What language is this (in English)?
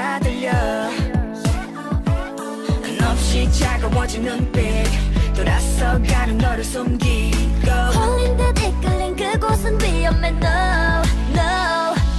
Korean